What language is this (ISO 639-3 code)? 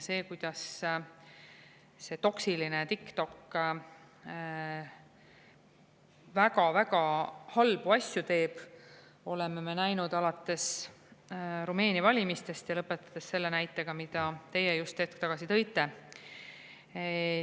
est